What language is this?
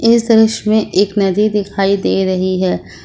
Hindi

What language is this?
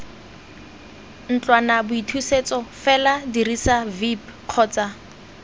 Tswana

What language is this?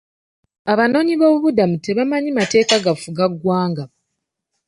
Ganda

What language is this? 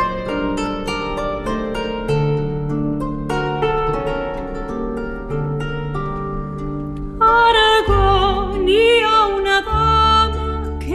French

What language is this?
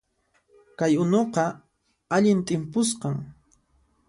Puno Quechua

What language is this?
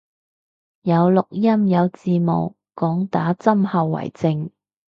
Cantonese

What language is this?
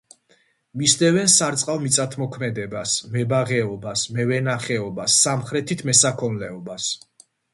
Georgian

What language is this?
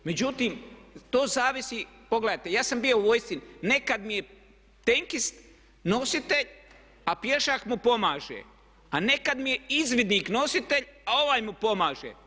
Croatian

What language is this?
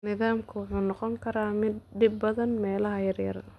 Somali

